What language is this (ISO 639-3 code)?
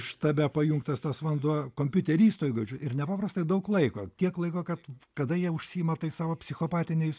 lit